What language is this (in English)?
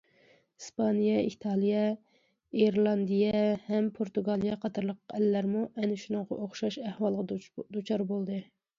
Uyghur